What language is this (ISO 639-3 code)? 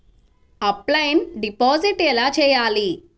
tel